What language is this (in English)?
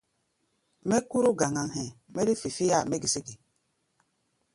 Gbaya